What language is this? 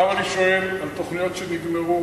Hebrew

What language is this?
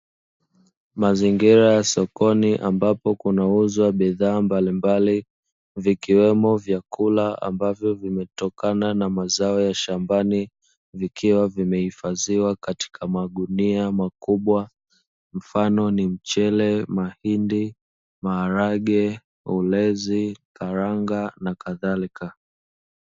Swahili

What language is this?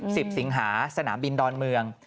Thai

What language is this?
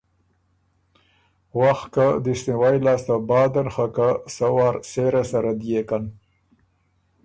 Ormuri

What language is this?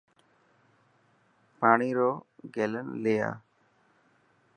Dhatki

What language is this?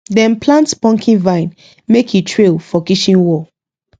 Nigerian Pidgin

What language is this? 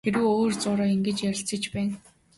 Mongolian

